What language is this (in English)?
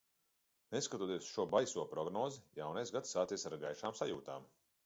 Latvian